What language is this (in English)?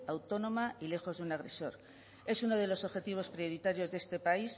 Spanish